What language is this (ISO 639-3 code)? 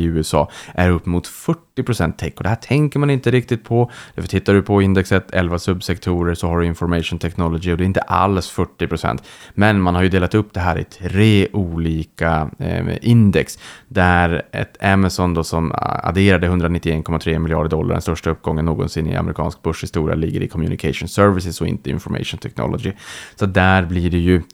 swe